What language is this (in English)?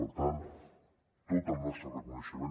Catalan